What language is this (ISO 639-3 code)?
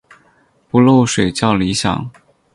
zho